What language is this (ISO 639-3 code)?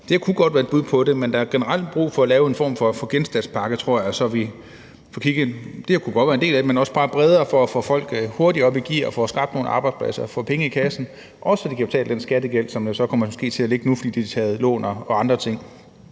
dan